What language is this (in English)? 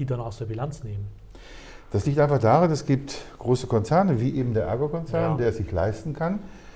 German